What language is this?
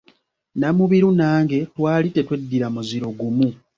Ganda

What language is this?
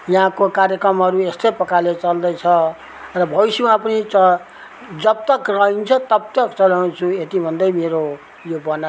Nepali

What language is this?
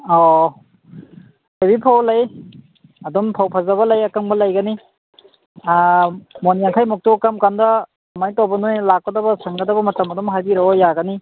Manipuri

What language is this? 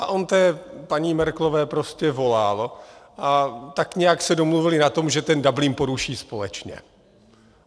Czech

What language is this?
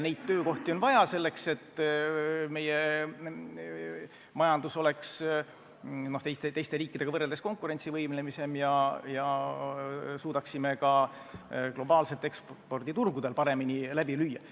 Estonian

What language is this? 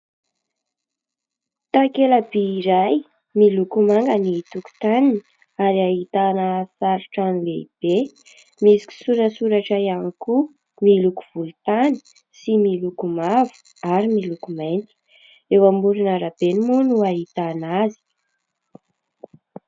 Malagasy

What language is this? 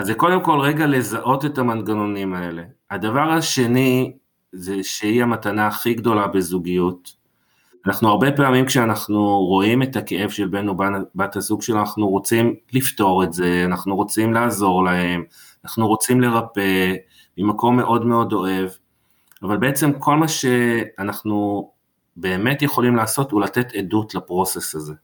Hebrew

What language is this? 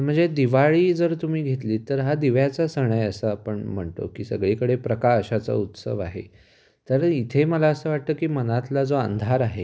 Marathi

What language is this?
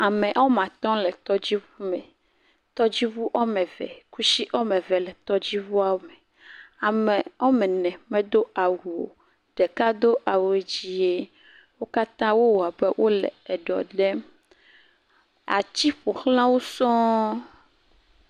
Ewe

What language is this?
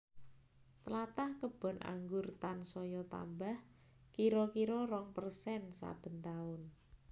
Javanese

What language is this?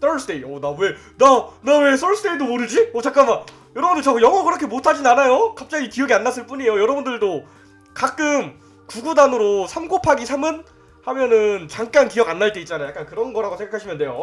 Korean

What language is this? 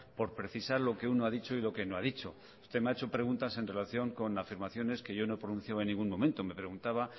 Spanish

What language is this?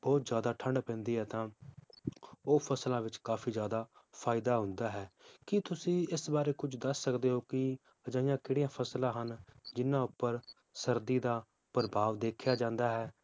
Punjabi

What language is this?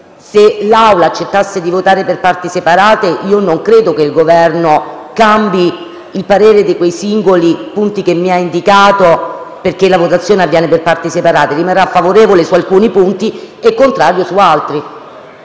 Italian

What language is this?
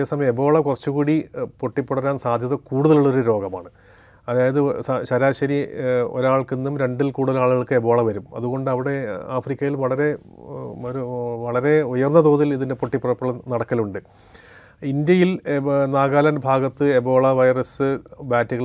Malayalam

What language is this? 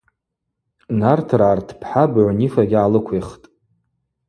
Abaza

